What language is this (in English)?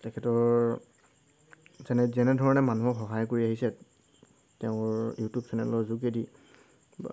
Assamese